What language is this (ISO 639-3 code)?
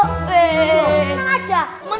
ind